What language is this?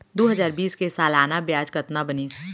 Chhattisgarhi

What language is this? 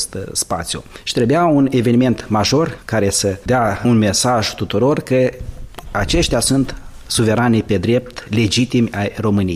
Romanian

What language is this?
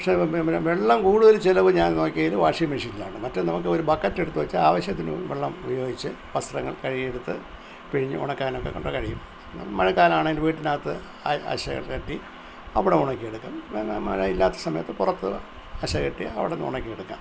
Malayalam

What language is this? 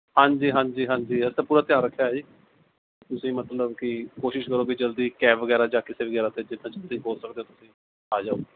Punjabi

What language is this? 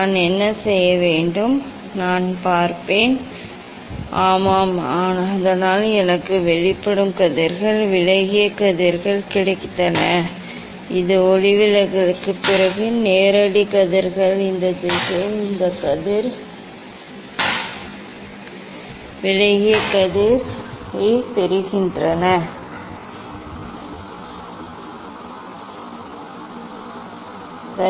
Tamil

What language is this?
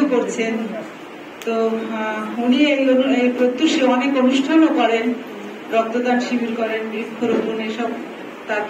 Arabic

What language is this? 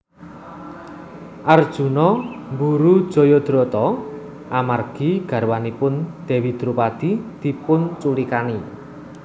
Javanese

